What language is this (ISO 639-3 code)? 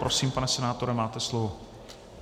ces